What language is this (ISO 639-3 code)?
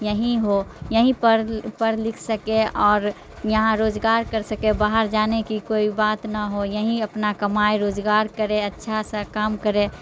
urd